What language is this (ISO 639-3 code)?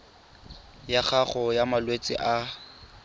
tsn